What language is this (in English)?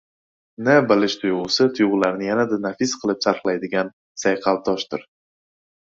Uzbek